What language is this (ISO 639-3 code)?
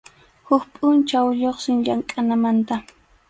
qxu